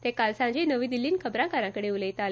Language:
Konkani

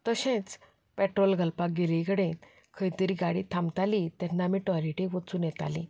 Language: Konkani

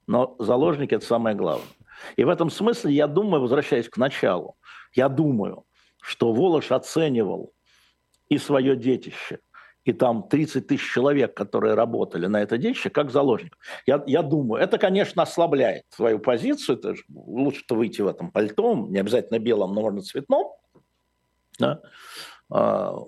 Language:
Russian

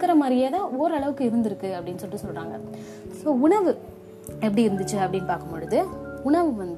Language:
Tamil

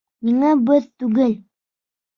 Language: Bashkir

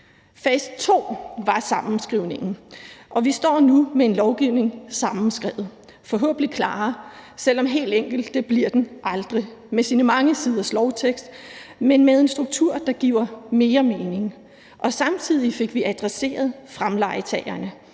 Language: Danish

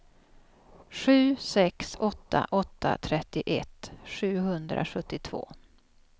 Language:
Swedish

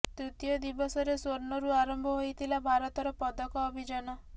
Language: Odia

